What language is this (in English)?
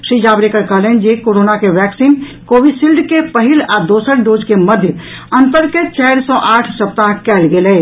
Maithili